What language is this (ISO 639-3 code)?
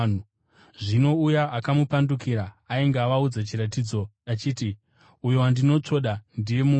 sna